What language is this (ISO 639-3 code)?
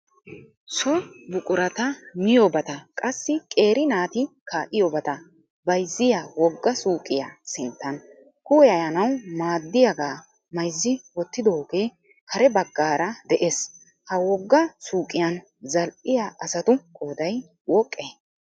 wal